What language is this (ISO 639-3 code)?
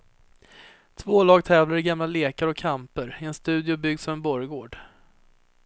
swe